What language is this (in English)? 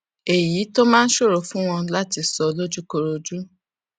Yoruba